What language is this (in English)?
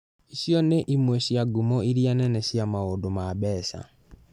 Kikuyu